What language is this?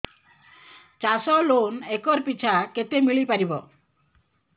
Odia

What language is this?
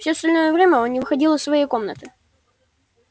Russian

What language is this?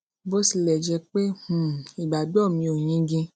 Yoruba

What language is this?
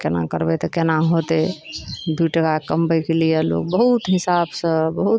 Maithili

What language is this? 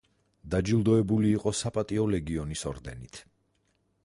Georgian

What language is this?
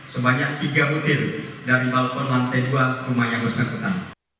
Indonesian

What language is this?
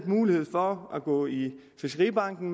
Danish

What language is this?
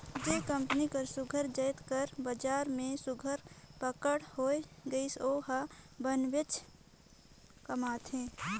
Chhattisgarhi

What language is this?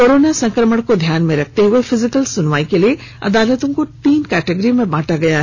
Hindi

